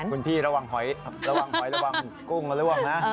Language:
Thai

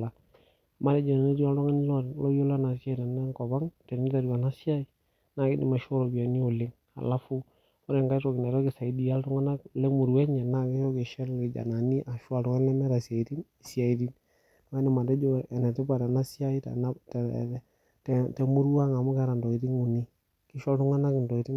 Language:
Masai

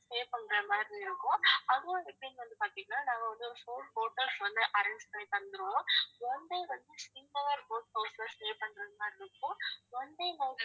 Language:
Tamil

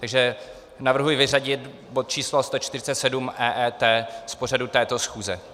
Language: Czech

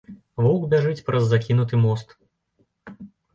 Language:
Belarusian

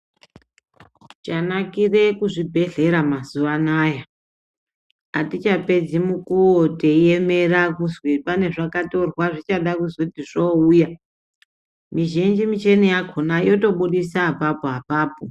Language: Ndau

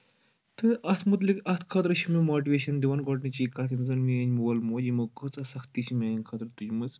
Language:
Kashmiri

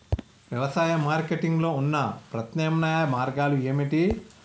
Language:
Telugu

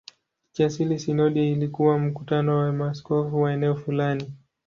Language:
Swahili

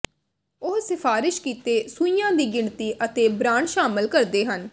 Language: Punjabi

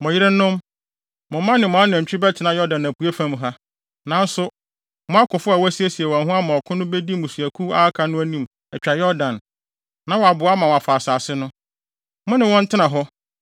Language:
Akan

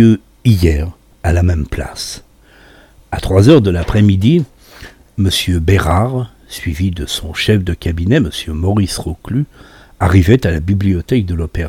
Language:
French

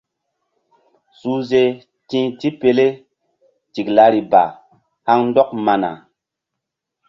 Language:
Mbum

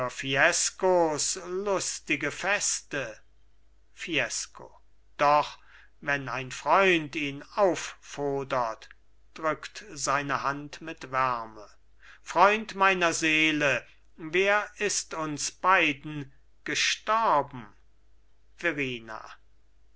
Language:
German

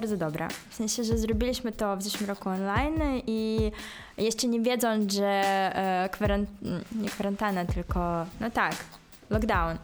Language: Polish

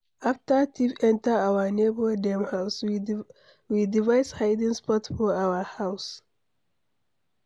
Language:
Nigerian Pidgin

